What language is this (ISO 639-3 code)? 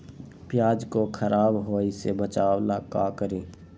mag